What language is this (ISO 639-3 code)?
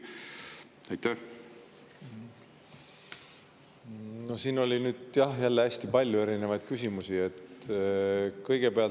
est